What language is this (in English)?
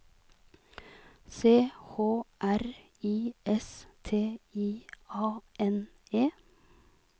Norwegian